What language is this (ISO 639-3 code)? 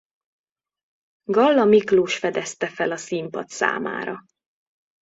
hun